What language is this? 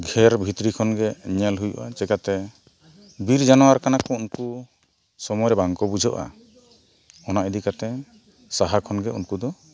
Santali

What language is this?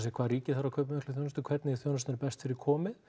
Icelandic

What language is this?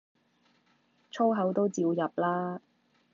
Cantonese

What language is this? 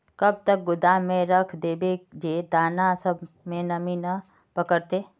Magahi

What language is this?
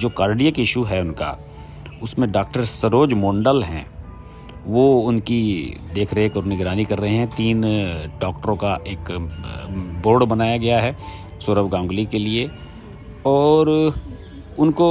Hindi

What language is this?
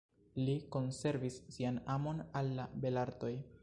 Esperanto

